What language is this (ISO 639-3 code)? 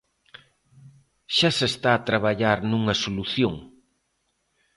glg